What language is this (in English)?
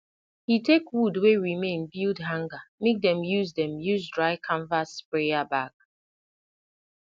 Nigerian Pidgin